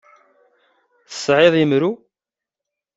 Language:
Kabyle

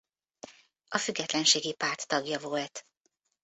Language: Hungarian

